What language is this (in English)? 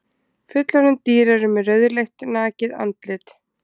Icelandic